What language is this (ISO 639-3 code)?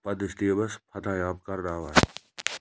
kas